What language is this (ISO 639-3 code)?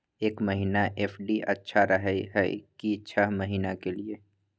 mai